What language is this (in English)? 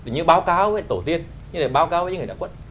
Vietnamese